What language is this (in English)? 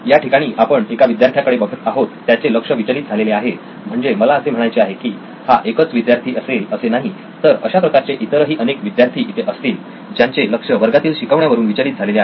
Marathi